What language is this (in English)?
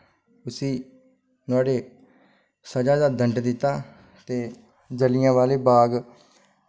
Dogri